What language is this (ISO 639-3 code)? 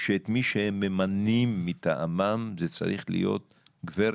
heb